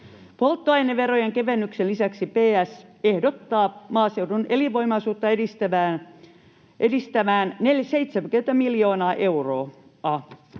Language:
Finnish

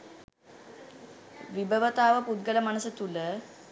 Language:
Sinhala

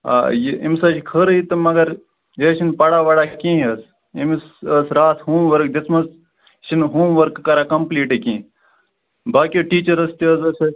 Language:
Kashmiri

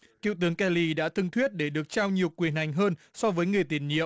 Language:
Vietnamese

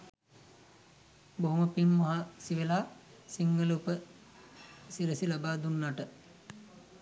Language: Sinhala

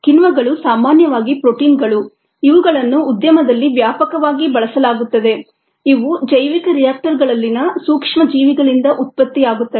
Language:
Kannada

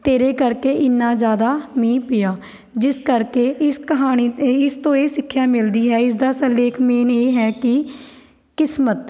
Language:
Punjabi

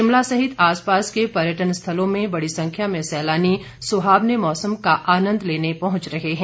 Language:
Hindi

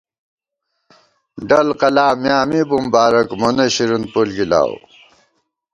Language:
Gawar-Bati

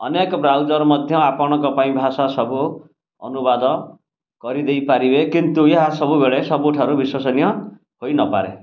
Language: Odia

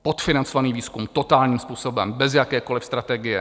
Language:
Czech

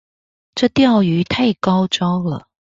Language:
Chinese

